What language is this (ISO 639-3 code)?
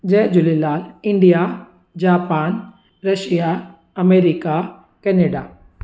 snd